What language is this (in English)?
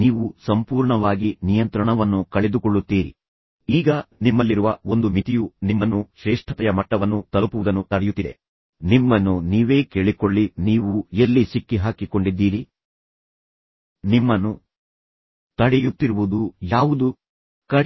Kannada